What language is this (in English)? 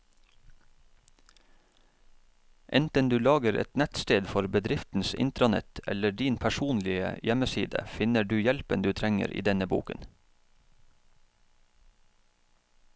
Norwegian